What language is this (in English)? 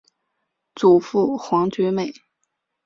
Chinese